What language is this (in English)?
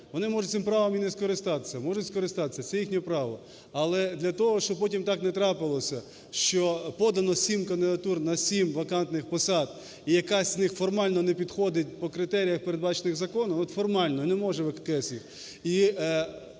Ukrainian